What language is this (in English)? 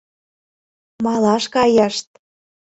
Mari